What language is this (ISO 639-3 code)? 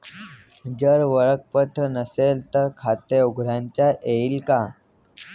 mar